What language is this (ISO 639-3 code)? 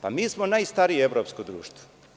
srp